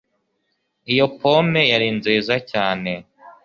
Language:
Kinyarwanda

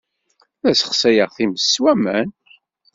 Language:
Kabyle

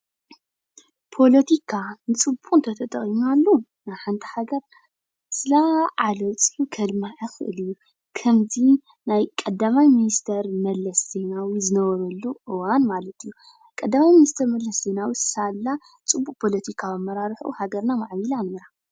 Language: Tigrinya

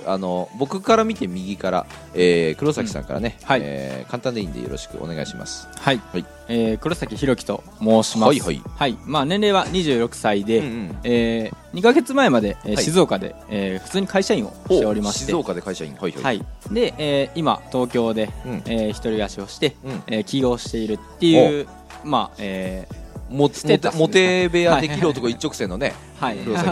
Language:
Japanese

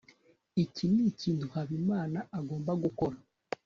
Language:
Kinyarwanda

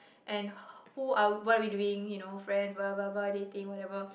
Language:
English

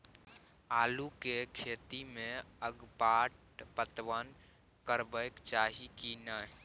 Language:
Maithili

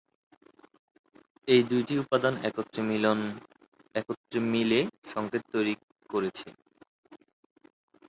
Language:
Bangla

